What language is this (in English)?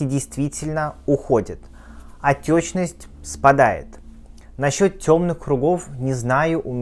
Russian